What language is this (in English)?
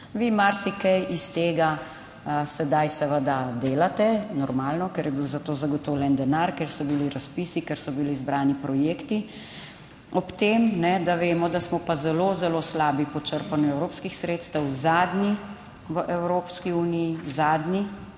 Slovenian